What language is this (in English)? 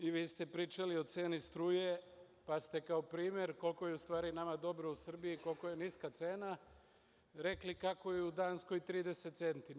Serbian